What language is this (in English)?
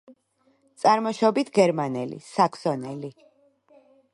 Georgian